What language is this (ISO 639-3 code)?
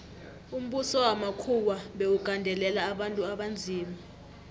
nbl